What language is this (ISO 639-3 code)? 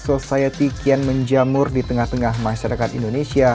ind